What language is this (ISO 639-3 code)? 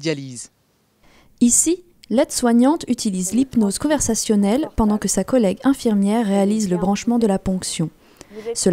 fra